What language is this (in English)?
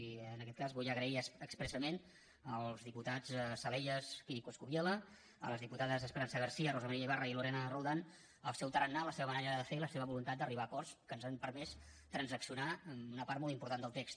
Catalan